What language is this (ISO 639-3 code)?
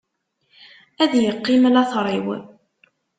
kab